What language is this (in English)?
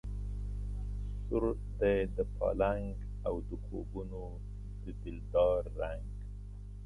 Pashto